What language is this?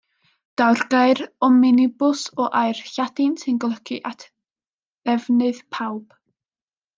Welsh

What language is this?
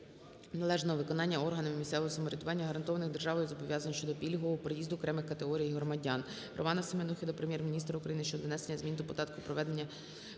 Ukrainian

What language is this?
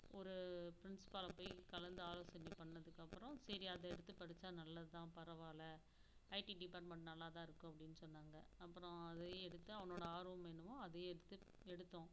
Tamil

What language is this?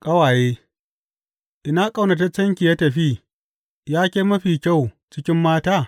Hausa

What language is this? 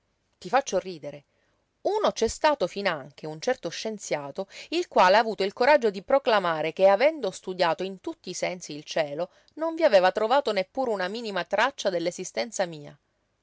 Italian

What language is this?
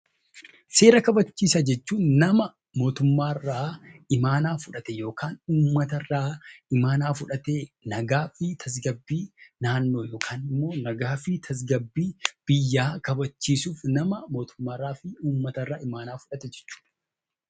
Oromo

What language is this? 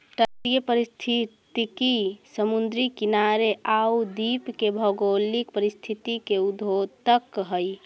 Magahi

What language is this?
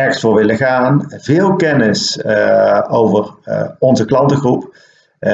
Dutch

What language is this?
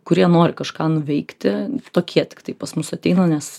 Lithuanian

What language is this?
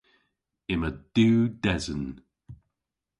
Cornish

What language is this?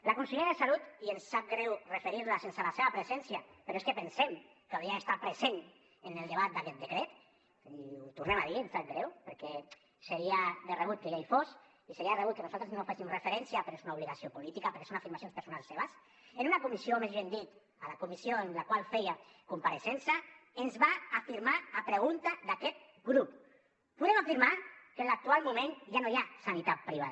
Catalan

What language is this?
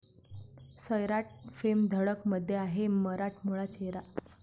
Marathi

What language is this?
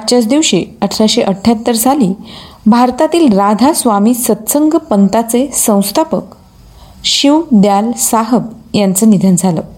Marathi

